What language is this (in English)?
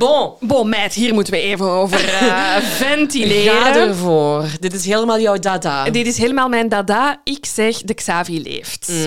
Dutch